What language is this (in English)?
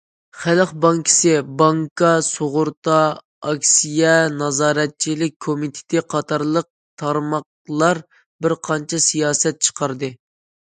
Uyghur